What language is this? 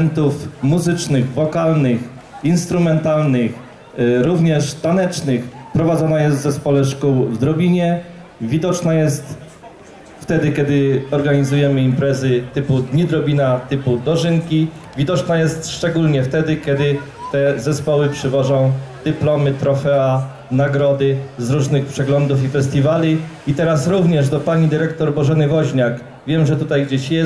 Polish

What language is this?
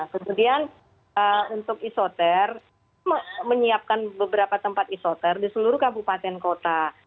Indonesian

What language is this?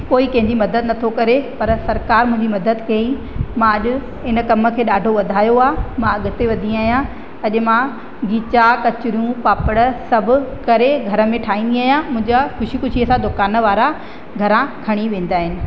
Sindhi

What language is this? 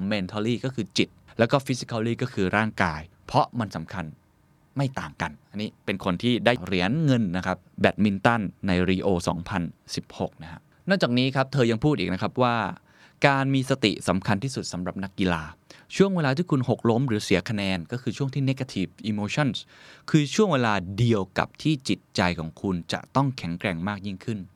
Thai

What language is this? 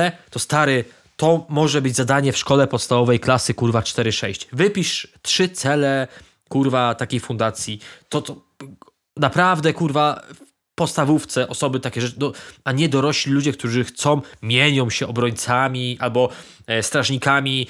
Polish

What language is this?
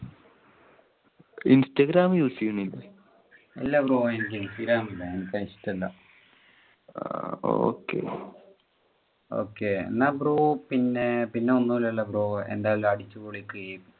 Malayalam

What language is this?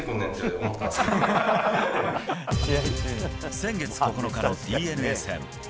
Japanese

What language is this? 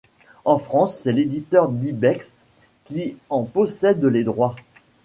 French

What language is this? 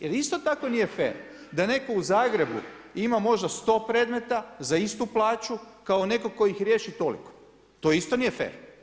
Croatian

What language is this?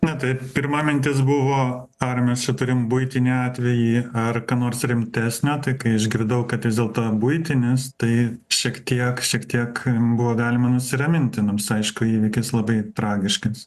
Lithuanian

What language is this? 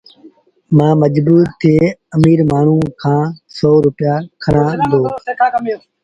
Sindhi Bhil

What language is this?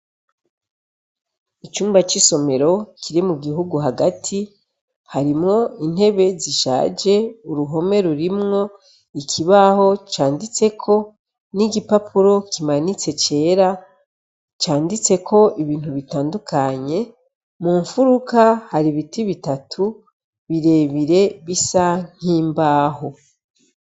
Rundi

